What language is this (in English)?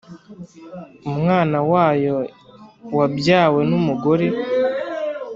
Kinyarwanda